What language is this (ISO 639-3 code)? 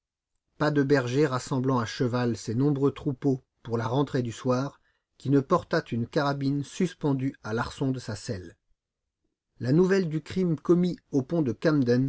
fra